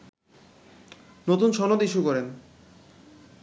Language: Bangla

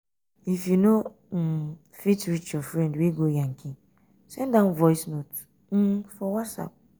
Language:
Nigerian Pidgin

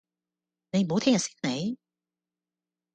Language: Cantonese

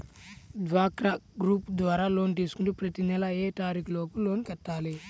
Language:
Telugu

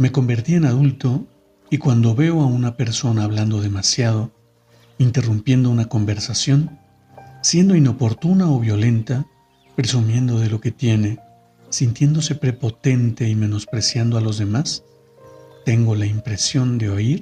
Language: Spanish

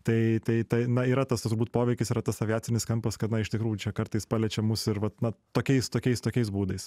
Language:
Lithuanian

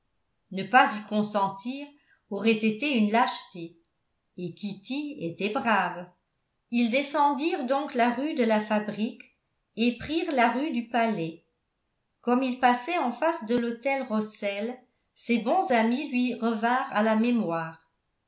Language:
French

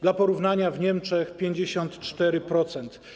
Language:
Polish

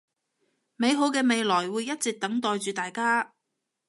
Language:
Cantonese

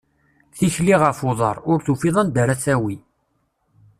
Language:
Kabyle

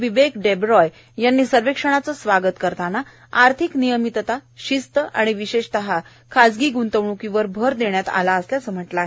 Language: Marathi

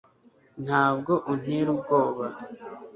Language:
Kinyarwanda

